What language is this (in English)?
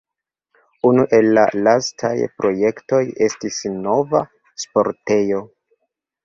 Esperanto